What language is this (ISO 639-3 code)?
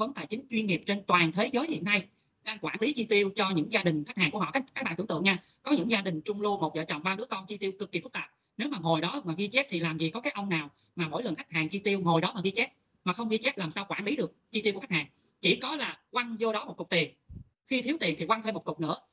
vie